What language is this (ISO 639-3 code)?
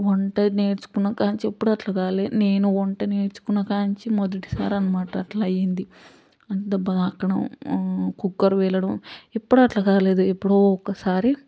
tel